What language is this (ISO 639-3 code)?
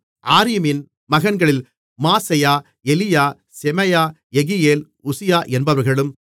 tam